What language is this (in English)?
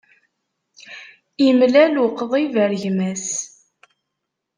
Kabyle